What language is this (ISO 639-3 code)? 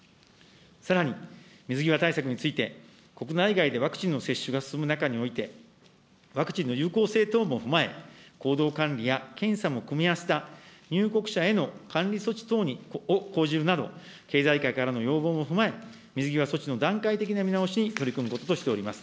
jpn